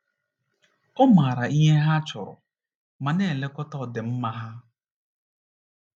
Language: Igbo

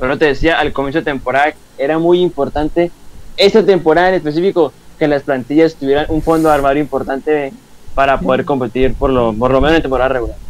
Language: Spanish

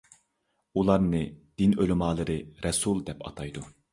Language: Uyghur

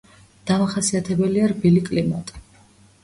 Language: Georgian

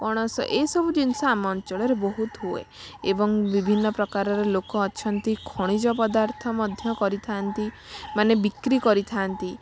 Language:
Odia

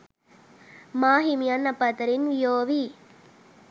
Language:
Sinhala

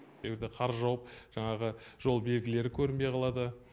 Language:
Kazakh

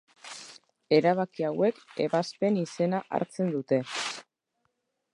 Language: Basque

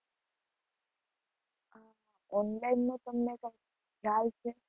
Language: Gujarati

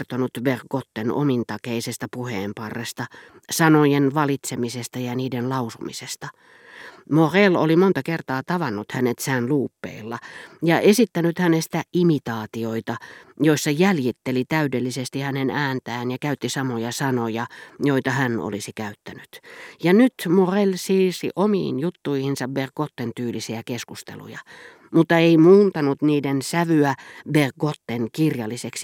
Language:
Finnish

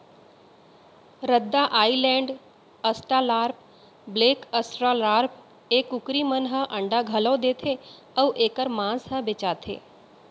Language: Chhattisgarhi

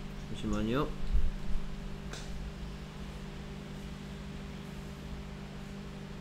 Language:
Korean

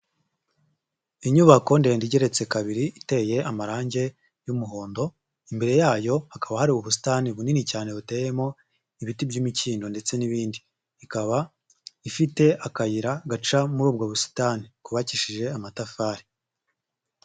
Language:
Kinyarwanda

